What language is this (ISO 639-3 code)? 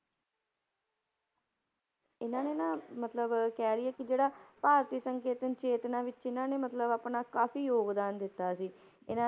pan